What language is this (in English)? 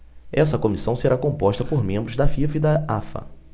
Portuguese